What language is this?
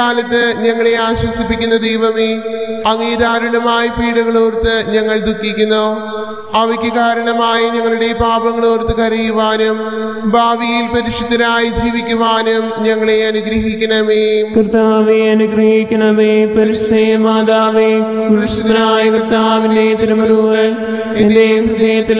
Malayalam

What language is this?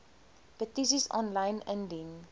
Afrikaans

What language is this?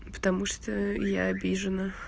Russian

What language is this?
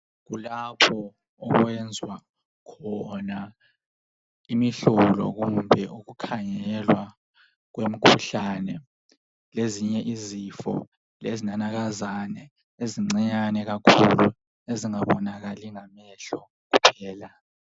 North Ndebele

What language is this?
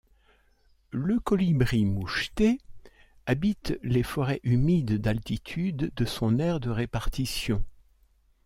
French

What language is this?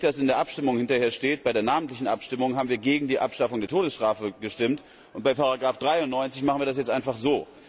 German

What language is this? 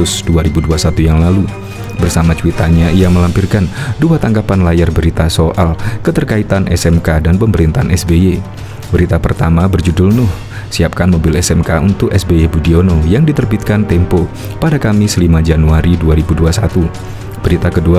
Indonesian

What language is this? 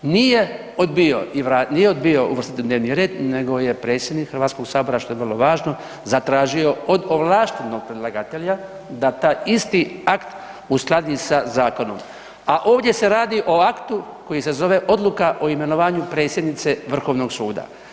Croatian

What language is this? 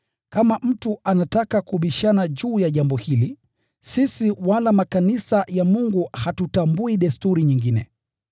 Swahili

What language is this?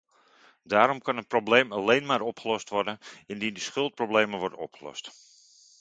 Dutch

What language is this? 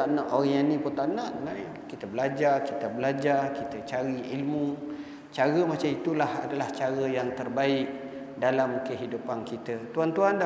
Malay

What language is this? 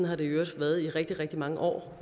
Danish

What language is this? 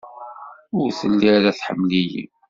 Kabyle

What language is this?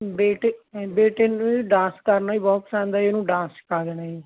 Punjabi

